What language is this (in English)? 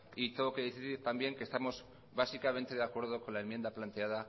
Spanish